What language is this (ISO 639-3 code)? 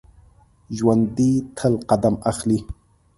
pus